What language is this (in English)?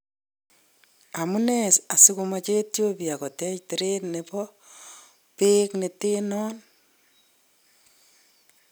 Kalenjin